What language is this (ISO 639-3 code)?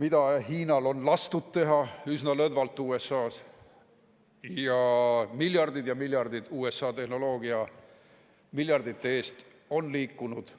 est